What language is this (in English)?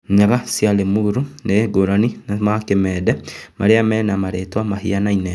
Kikuyu